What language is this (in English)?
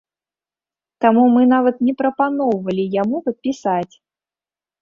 Belarusian